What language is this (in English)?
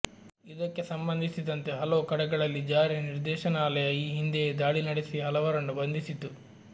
Kannada